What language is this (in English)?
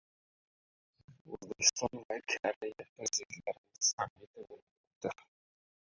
Uzbek